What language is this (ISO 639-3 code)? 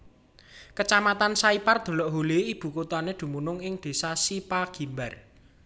jav